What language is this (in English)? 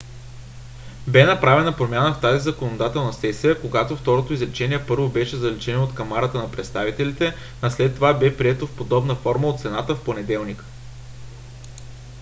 Bulgarian